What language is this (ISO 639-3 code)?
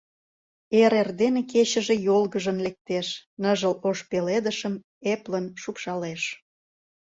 chm